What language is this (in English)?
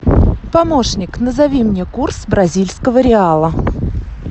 Russian